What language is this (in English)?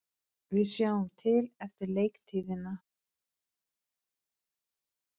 Icelandic